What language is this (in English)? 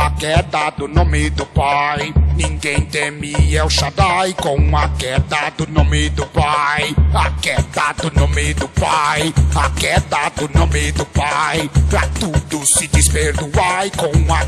Portuguese